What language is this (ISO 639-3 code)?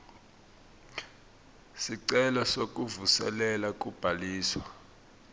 ssw